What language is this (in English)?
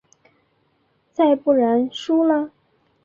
Chinese